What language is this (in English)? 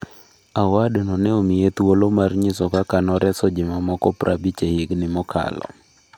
Luo (Kenya and Tanzania)